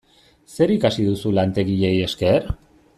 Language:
Basque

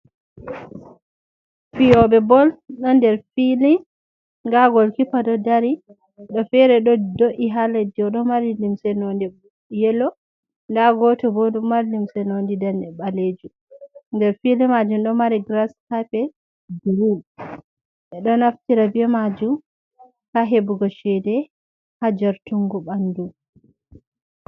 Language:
Fula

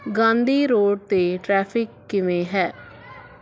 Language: Punjabi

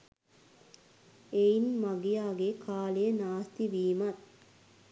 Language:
Sinhala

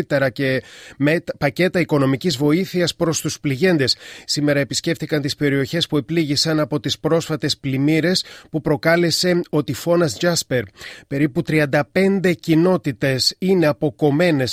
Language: Greek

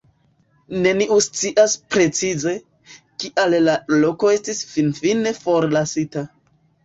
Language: Esperanto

